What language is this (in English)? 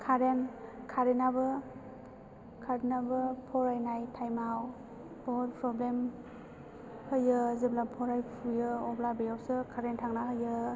Bodo